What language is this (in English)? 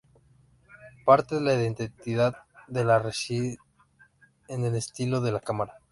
Spanish